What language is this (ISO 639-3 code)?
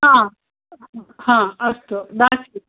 san